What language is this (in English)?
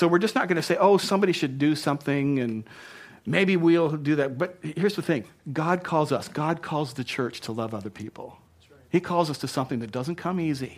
English